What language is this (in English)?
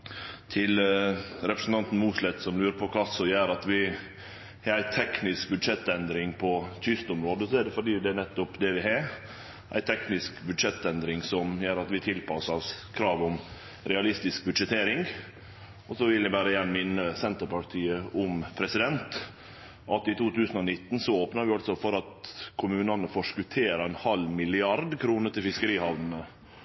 Norwegian Nynorsk